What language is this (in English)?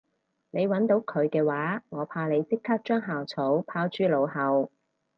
Cantonese